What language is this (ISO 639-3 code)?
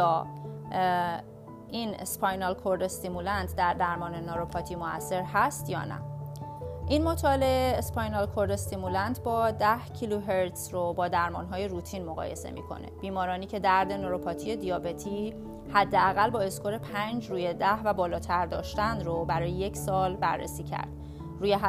fas